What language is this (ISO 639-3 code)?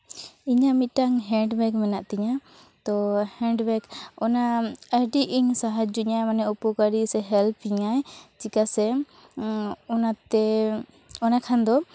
sat